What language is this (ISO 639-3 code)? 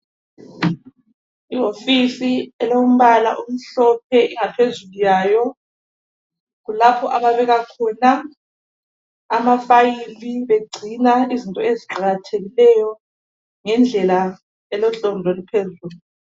nde